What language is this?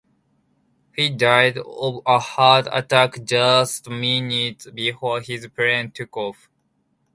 English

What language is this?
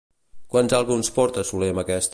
Catalan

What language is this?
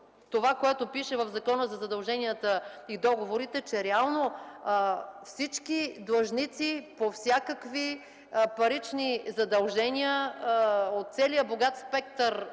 Bulgarian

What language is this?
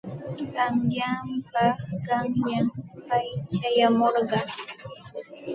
Santa Ana de Tusi Pasco Quechua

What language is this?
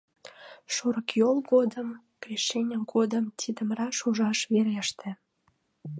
Mari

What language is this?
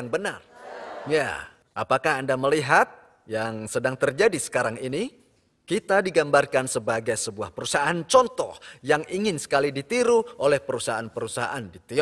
Indonesian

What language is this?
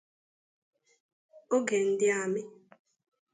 Igbo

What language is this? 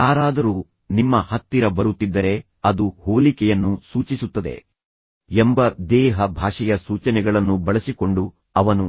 Kannada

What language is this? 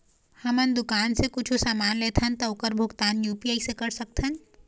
Chhattisgarhi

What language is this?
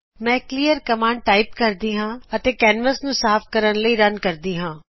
Punjabi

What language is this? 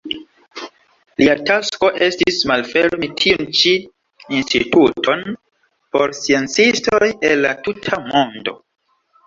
Esperanto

